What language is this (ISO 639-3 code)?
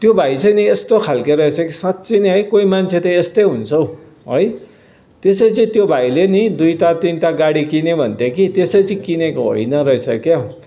nep